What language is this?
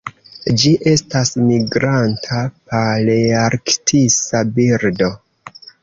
Esperanto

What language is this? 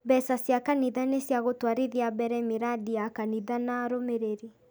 Kikuyu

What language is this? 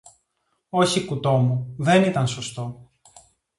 Greek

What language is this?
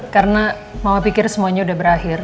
Indonesian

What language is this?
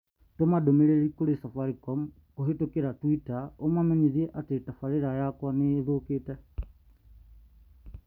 Kikuyu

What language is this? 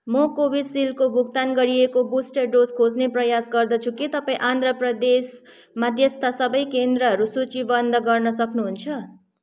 Nepali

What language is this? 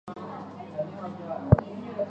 Chinese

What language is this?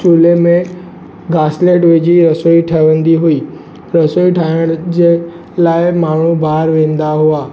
Sindhi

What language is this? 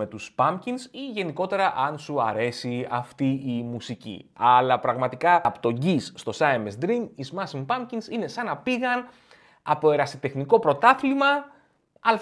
Greek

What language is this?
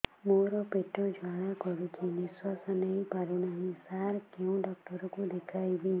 Odia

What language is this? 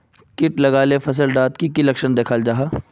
Magahi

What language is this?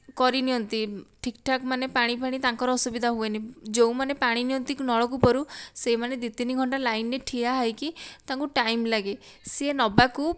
Odia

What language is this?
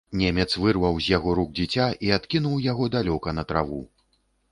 Belarusian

